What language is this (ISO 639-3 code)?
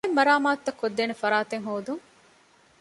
div